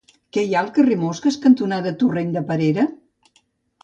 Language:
Catalan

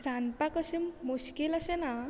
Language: Konkani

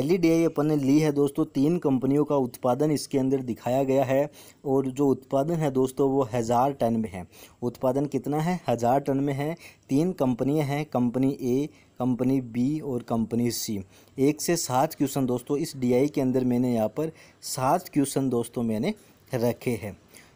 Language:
Hindi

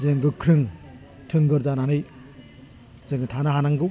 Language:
Bodo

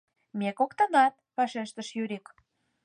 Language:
Mari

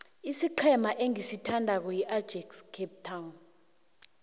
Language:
South Ndebele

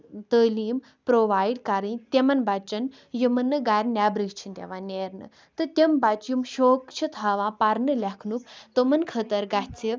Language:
Kashmiri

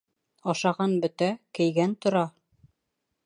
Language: Bashkir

